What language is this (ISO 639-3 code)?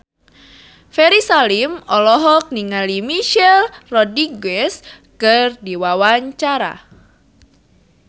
sun